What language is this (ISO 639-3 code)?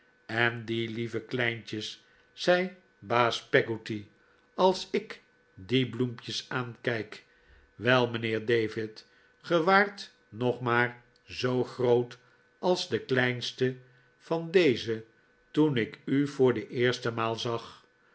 nld